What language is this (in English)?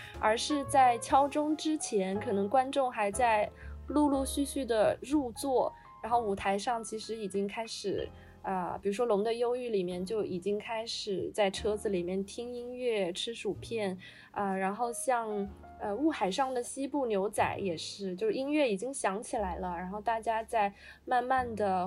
Chinese